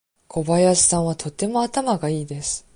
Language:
Japanese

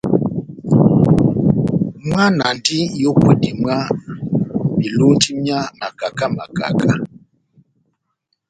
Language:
Batanga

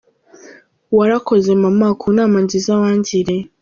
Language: Kinyarwanda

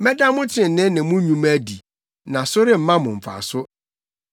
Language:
Akan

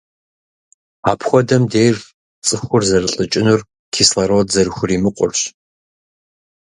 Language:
Kabardian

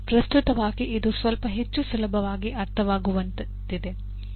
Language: Kannada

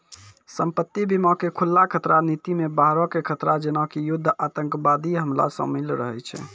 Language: Maithili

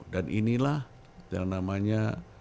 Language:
Indonesian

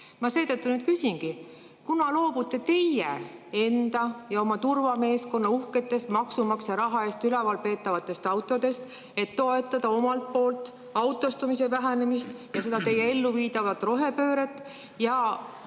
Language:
Estonian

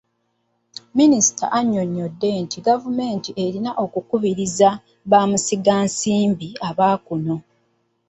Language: Ganda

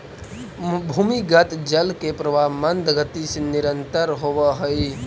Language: Magahi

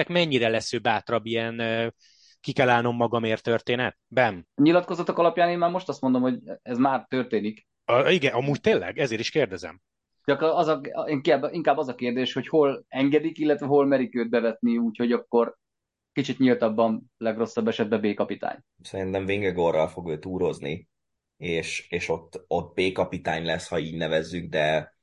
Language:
Hungarian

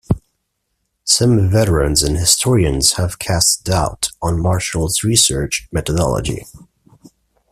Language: English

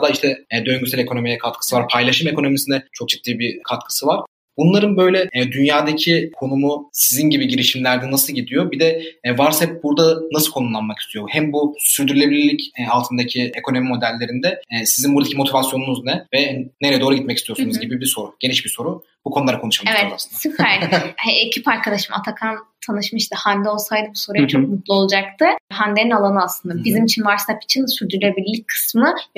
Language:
Turkish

